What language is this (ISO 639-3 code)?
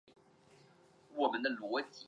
zho